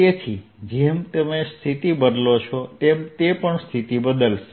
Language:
Gujarati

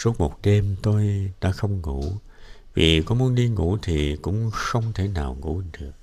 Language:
Vietnamese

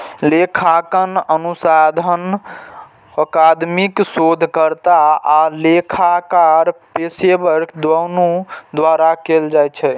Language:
Maithili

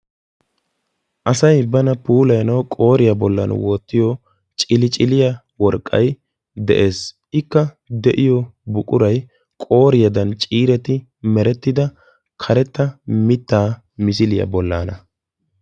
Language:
Wolaytta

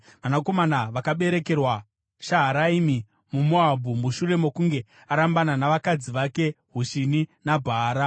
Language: Shona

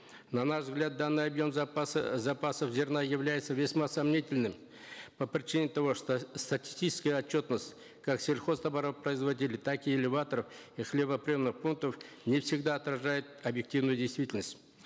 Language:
Kazakh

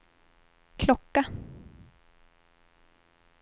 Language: Swedish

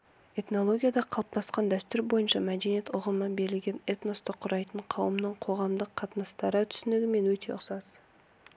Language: Kazakh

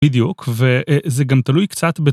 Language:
Hebrew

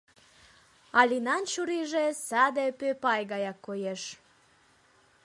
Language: Mari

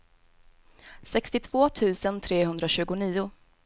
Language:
Swedish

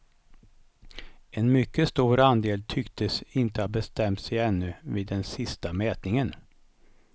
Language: Swedish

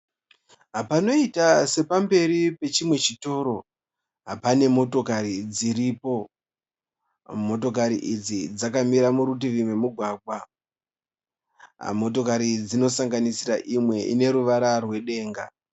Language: Shona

